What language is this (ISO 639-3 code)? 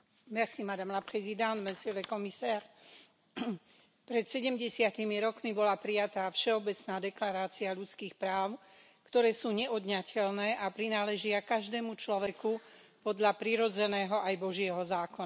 slk